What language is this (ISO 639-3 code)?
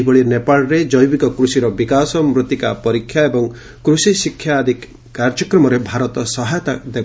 ori